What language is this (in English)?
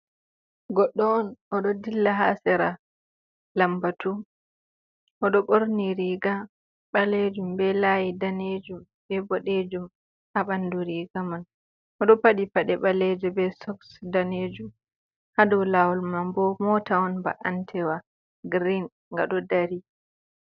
Fula